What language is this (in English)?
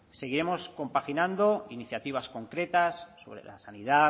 Spanish